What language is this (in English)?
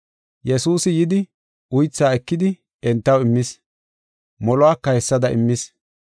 Gofa